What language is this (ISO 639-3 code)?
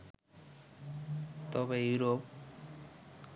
ben